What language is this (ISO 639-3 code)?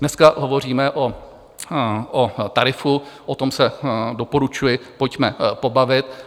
ces